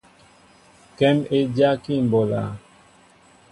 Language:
Mbo (Cameroon)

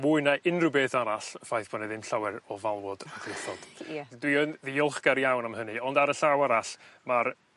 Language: Welsh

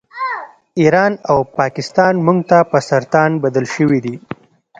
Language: Pashto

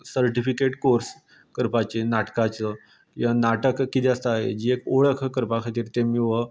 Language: Konkani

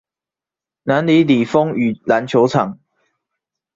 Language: Chinese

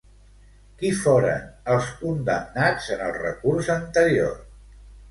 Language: Catalan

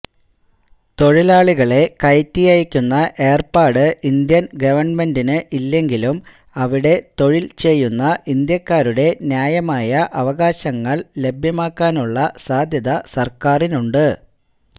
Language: Malayalam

